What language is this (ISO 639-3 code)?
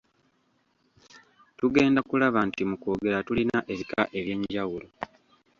lug